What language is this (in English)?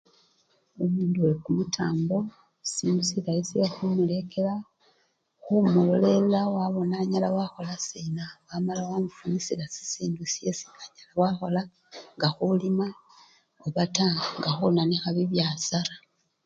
Luyia